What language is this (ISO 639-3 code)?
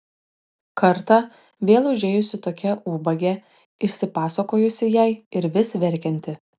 lit